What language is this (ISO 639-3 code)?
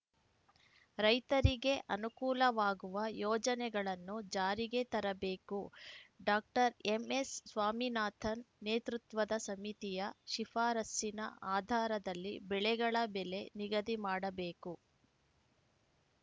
kan